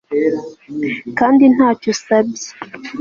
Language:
Kinyarwanda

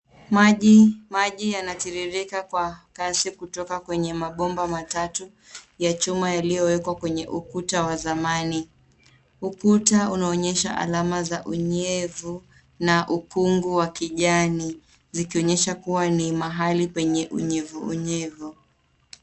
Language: Swahili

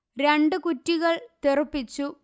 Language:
Malayalam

